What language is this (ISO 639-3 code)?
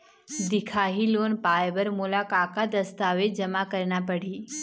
hne